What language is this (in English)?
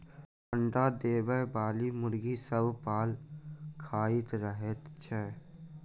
Maithili